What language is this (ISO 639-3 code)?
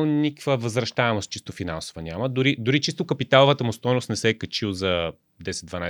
bul